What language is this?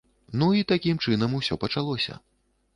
Belarusian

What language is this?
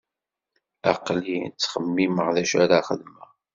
Kabyle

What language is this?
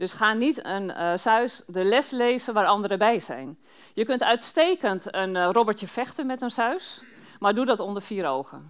Dutch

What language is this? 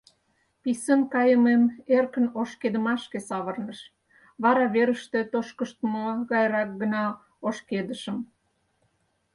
Mari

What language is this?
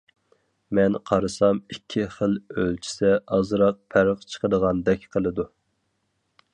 Uyghur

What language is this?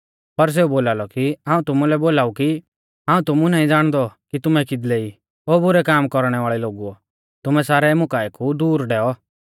Mahasu Pahari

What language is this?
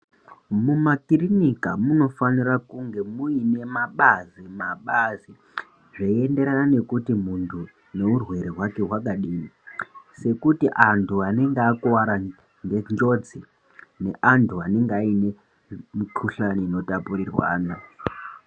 Ndau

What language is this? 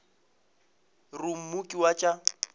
Northern Sotho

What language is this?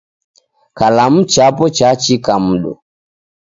Taita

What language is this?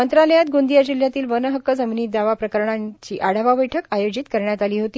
Marathi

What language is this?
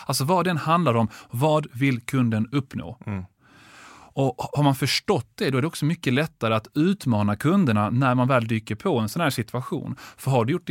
Swedish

